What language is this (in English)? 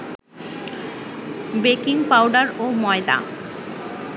Bangla